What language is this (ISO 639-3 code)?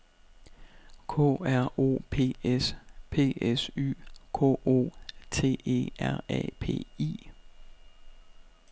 dan